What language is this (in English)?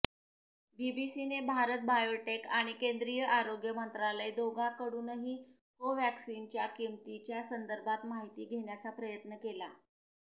Marathi